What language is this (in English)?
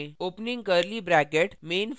Hindi